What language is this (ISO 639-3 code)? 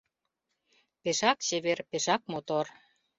chm